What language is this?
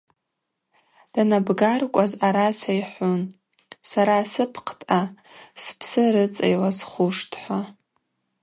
Abaza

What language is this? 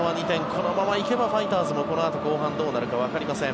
Japanese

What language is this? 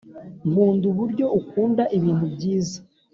Kinyarwanda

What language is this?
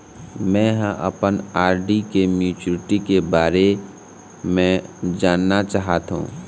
Chhattisgarhi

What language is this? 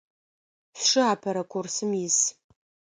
Adyghe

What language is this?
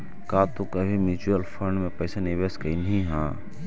Magahi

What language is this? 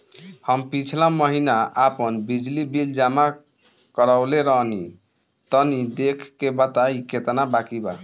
Bhojpuri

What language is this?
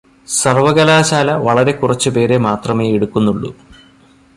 Malayalam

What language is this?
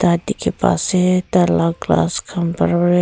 Naga Pidgin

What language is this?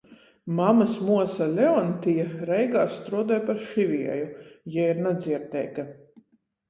Latgalian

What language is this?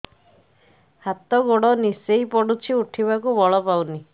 Odia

